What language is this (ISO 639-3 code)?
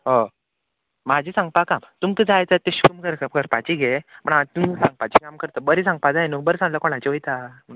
kok